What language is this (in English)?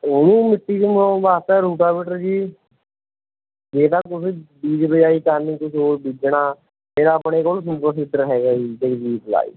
Punjabi